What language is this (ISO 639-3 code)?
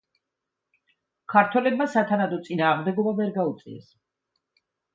kat